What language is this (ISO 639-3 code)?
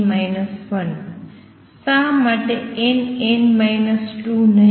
guj